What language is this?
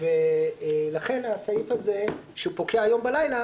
Hebrew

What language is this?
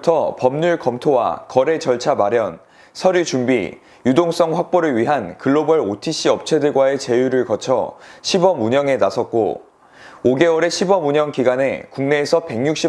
Korean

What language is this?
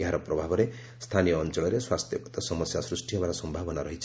Odia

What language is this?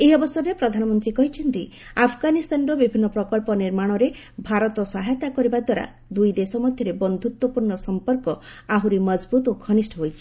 Odia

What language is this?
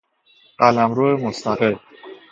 Persian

